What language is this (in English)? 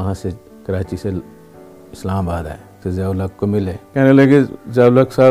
Urdu